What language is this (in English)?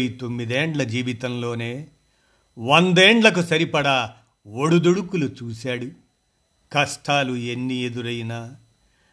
Telugu